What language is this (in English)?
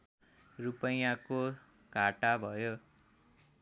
Nepali